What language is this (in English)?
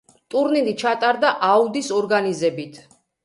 Georgian